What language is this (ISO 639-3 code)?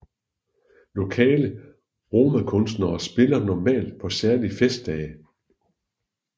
dan